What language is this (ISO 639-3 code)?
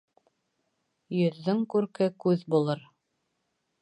bak